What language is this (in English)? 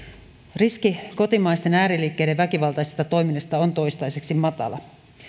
Finnish